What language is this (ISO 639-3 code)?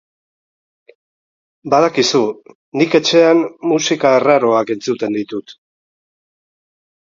eus